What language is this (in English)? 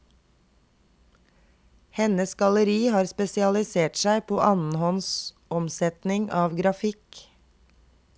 Norwegian